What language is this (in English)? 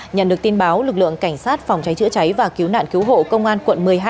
Vietnamese